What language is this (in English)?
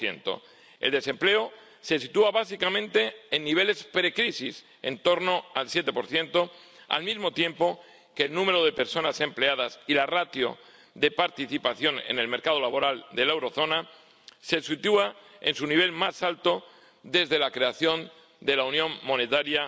Spanish